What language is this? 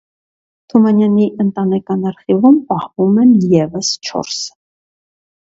Armenian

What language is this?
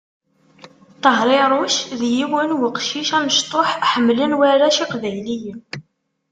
Kabyle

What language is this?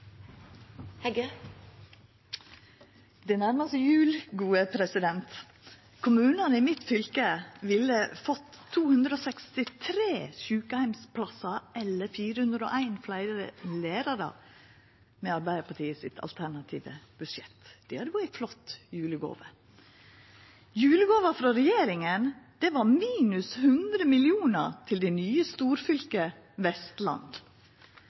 Norwegian Nynorsk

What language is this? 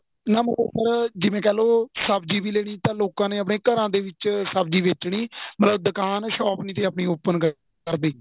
Punjabi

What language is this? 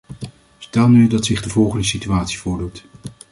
Dutch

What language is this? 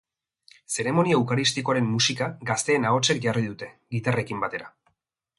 Basque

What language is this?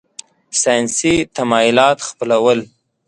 Pashto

